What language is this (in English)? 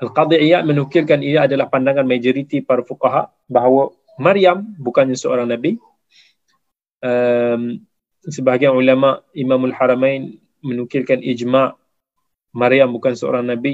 Malay